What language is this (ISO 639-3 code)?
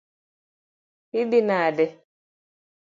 luo